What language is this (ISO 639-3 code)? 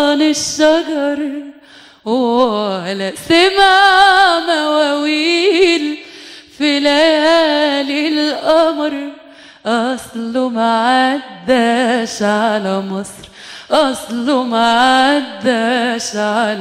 ara